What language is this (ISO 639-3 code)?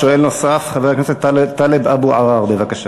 heb